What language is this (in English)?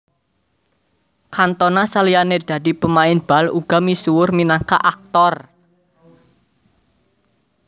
Javanese